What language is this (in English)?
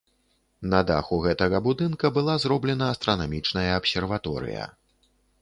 Belarusian